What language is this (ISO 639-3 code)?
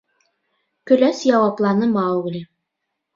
bak